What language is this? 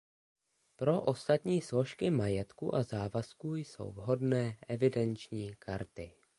Czech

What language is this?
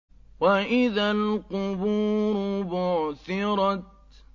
Arabic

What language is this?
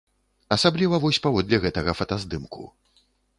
Belarusian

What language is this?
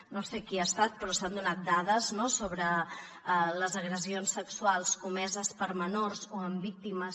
Catalan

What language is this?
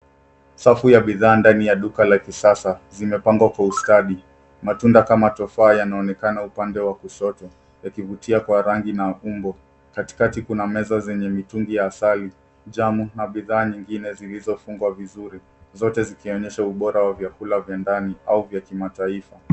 Swahili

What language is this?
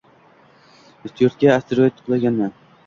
Uzbek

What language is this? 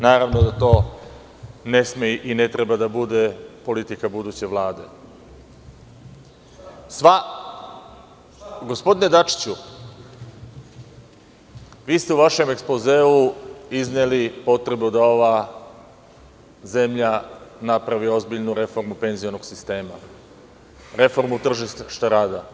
Serbian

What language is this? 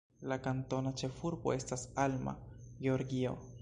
Esperanto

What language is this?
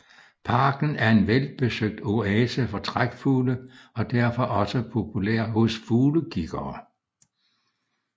Danish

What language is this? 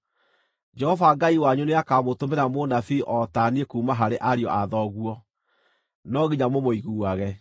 Kikuyu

